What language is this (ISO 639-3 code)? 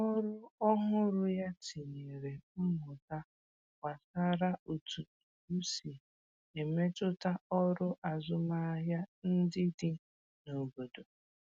ibo